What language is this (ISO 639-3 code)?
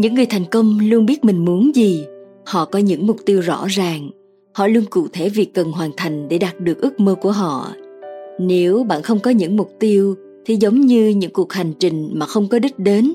vie